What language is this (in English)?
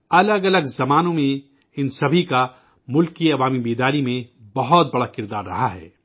Urdu